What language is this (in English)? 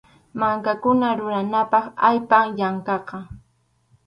Arequipa-La Unión Quechua